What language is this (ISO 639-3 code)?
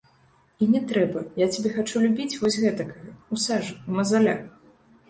bel